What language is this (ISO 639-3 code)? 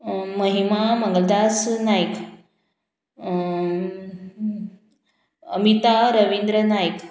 kok